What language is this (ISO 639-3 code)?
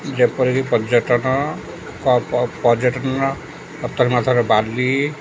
ori